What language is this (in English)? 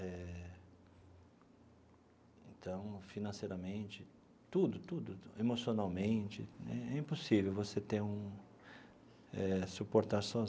Portuguese